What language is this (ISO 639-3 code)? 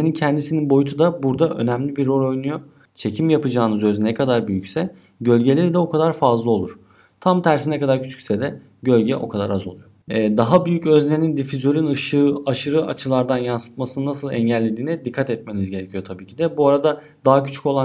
tur